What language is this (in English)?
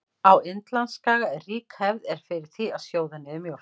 Icelandic